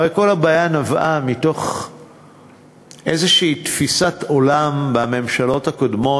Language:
Hebrew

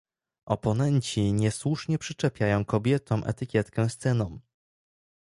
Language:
Polish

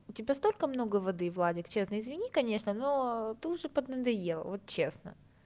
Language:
Russian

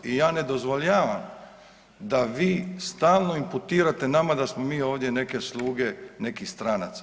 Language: Croatian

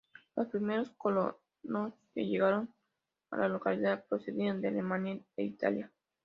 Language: Spanish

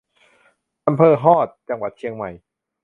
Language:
Thai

